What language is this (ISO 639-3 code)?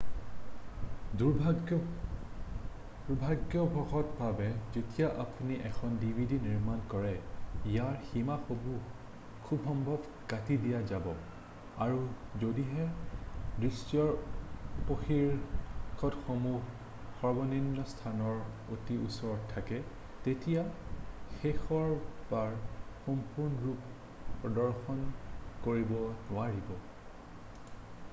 asm